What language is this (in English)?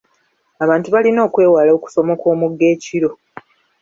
Ganda